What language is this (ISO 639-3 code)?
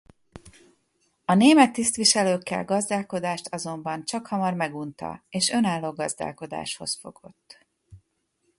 hun